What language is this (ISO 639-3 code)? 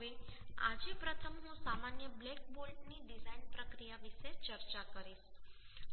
guj